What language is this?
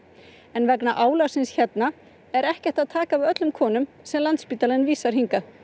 Icelandic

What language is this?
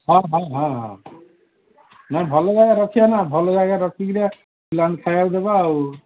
Odia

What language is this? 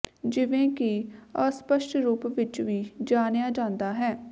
Punjabi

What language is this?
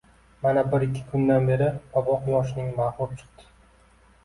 Uzbek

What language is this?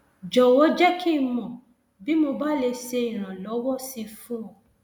Yoruba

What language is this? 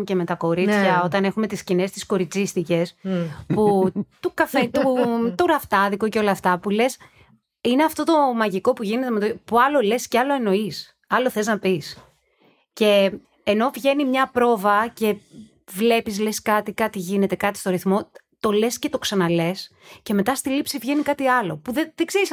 Greek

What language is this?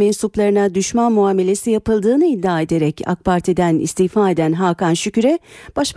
Turkish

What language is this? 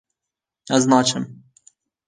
Kurdish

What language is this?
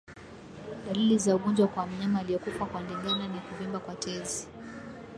Swahili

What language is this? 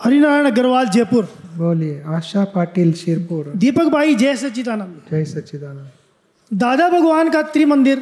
Gujarati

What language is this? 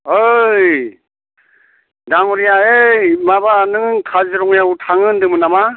Bodo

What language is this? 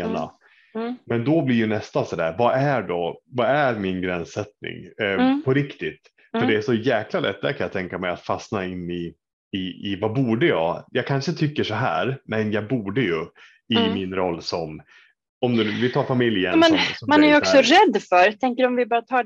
Swedish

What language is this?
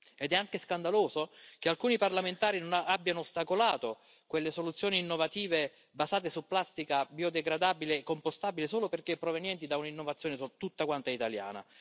Italian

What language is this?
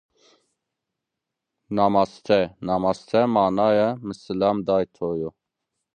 Zaza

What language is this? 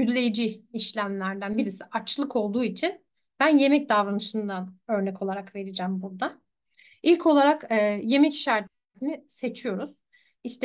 Turkish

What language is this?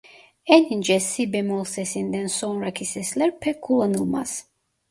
Turkish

